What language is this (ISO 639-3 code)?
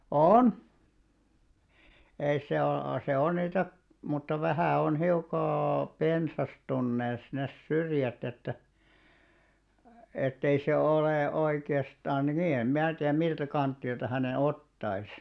fin